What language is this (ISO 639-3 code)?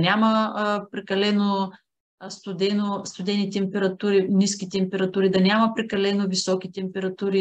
bul